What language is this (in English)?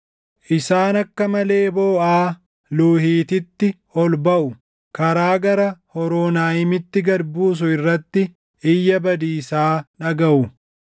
Oromo